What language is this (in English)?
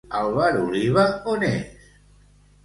Catalan